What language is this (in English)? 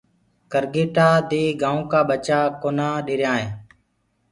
Gurgula